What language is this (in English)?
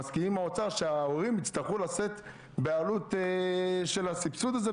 Hebrew